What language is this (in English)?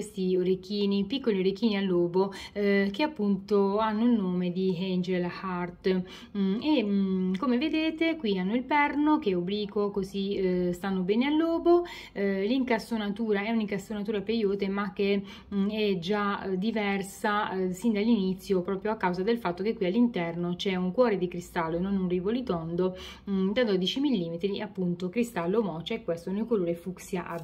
Italian